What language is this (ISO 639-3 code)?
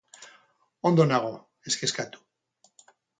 eus